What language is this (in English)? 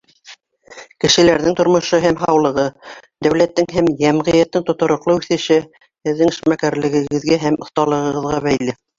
Bashkir